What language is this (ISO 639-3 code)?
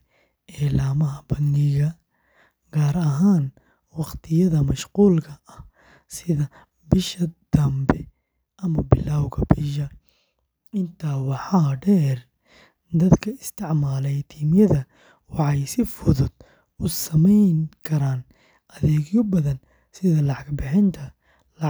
som